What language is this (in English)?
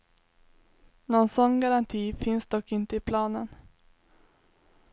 Swedish